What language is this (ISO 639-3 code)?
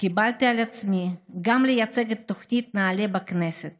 heb